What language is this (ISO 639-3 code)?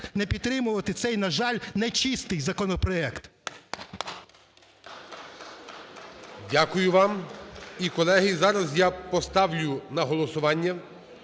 ukr